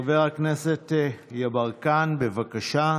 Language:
Hebrew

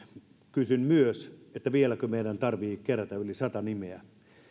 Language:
Finnish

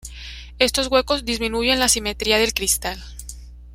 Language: Spanish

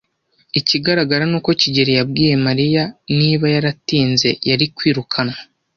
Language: Kinyarwanda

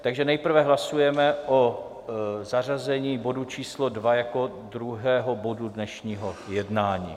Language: Czech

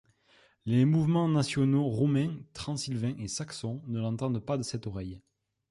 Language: French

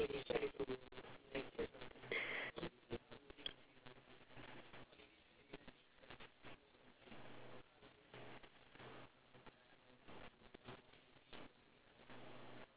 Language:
English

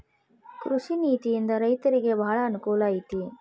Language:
Kannada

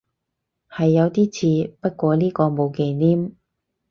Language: Cantonese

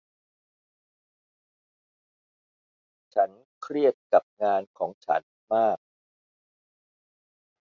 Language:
Thai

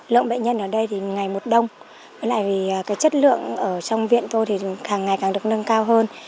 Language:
Vietnamese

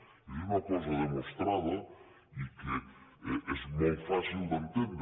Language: Catalan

